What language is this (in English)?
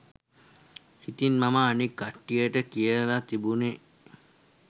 Sinhala